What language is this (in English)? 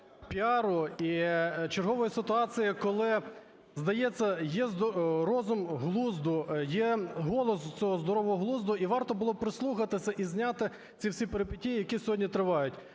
Ukrainian